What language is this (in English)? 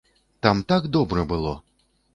Belarusian